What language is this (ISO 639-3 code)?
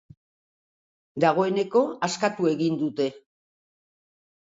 eus